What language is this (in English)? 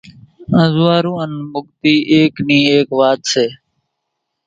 Kachi Koli